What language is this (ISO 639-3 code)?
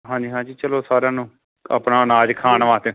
pan